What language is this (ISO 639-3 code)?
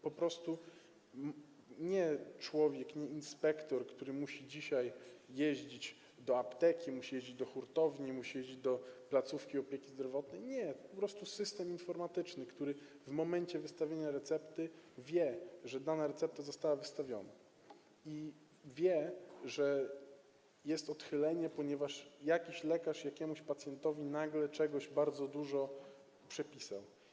pol